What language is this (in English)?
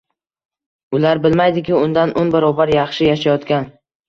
Uzbek